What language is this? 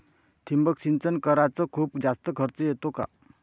Marathi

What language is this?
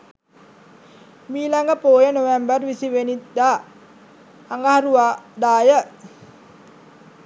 Sinhala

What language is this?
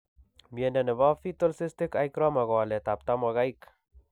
Kalenjin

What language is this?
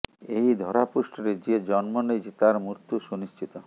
Odia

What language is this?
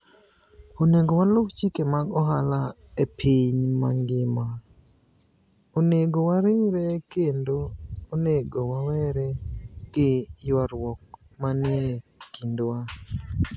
Luo (Kenya and Tanzania)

